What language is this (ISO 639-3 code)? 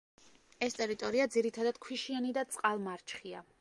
kat